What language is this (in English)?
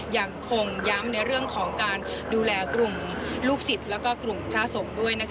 Thai